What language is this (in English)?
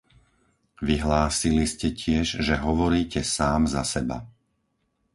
Slovak